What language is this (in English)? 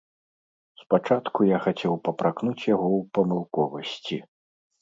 Belarusian